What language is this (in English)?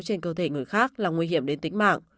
Vietnamese